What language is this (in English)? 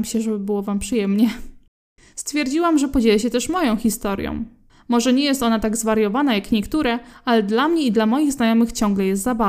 Polish